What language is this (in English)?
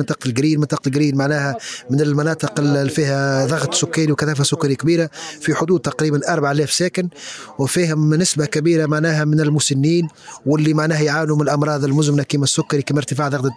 Arabic